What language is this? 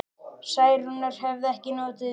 Icelandic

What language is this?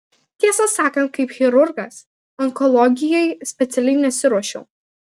Lithuanian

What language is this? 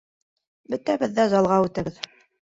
Bashkir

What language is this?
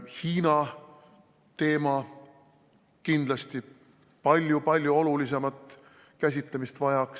Estonian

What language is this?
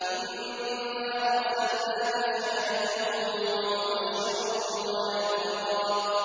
Arabic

